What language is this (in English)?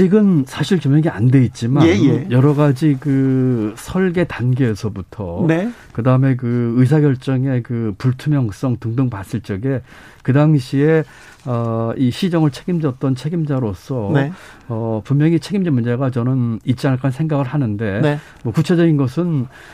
Korean